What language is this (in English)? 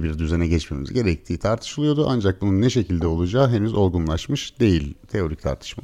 Turkish